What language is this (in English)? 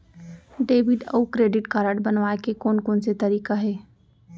Chhattisgarhi